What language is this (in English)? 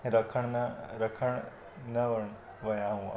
Sindhi